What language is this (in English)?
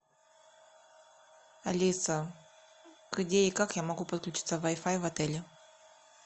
Russian